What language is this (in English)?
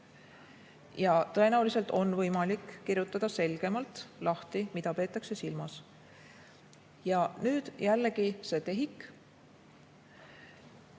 Estonian